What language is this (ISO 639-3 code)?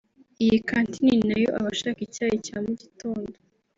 kin